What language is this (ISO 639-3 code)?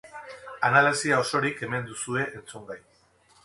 eus